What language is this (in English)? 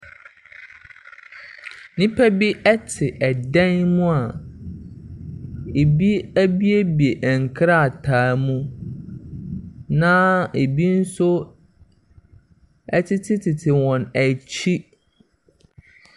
Akan